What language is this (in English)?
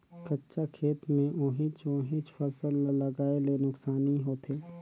Chhattisgarhi